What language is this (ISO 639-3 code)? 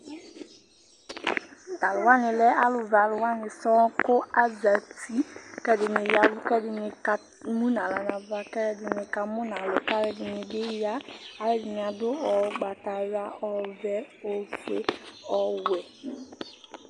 kpo